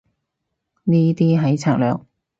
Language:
Cantonese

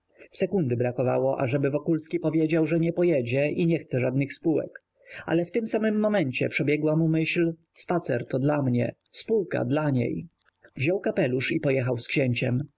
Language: Polish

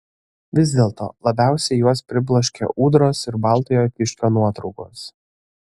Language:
Lithuanian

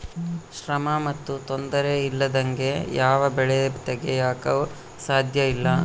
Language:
Kannada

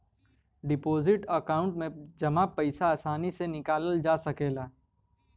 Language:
Bhojpuri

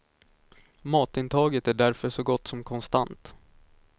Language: Swedish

